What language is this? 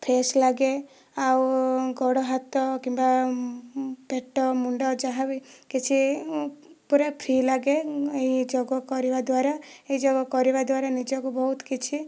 Odia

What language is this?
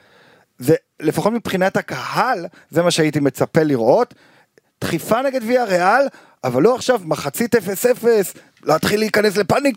Hebrew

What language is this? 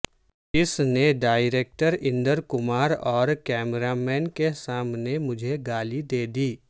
Urdu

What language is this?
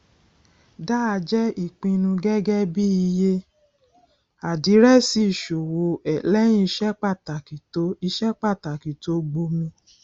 Yoruba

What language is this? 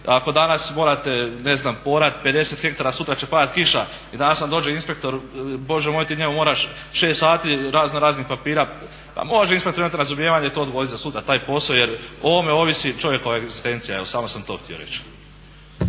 Croatian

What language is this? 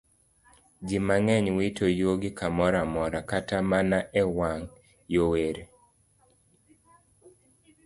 Luo (Kenya and Tanzania)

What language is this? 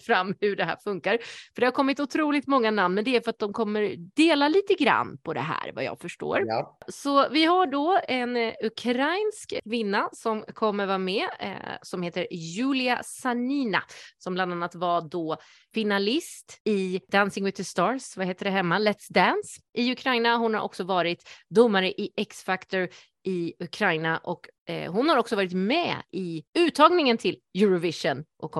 Swedish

